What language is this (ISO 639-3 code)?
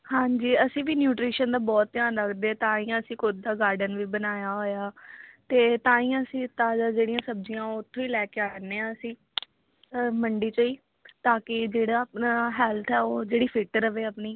pan